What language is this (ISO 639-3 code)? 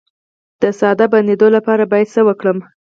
pus